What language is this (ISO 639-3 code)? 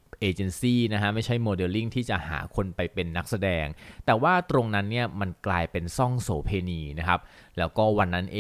tha